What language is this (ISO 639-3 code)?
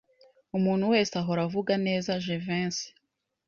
kin